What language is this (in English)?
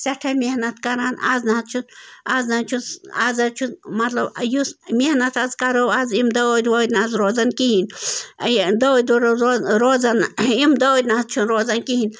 Kashmiri